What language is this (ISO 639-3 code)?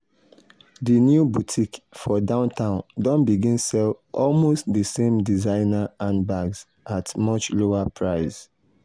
pcm